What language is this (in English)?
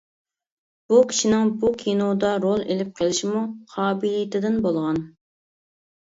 Uyghur